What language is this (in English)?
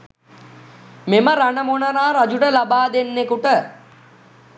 Sinhala